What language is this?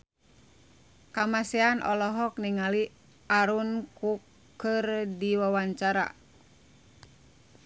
Sundanese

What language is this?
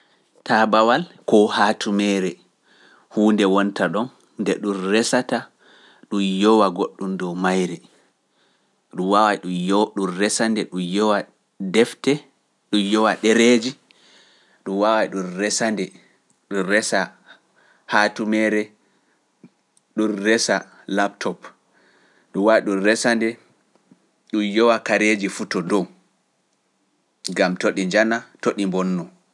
Pular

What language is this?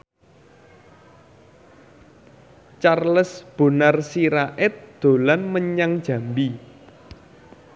Javanese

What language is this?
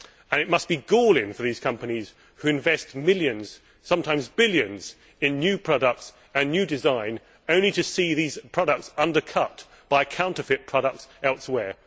English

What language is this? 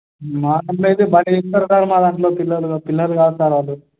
Telugu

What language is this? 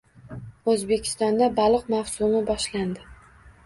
Uzbek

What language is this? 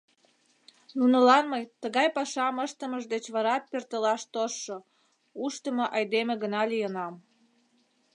Mari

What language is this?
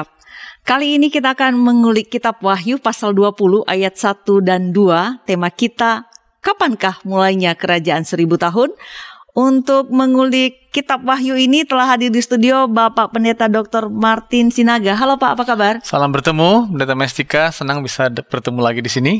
Indonesian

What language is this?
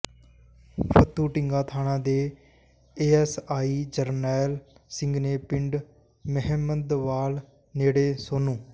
Punjabi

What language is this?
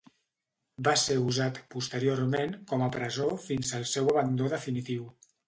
Catalan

